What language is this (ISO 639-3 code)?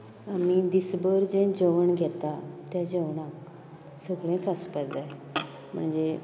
kok